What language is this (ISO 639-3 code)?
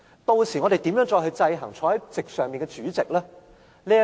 yue